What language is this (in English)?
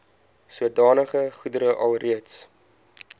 Afrikaans